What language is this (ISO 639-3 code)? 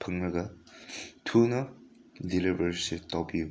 mni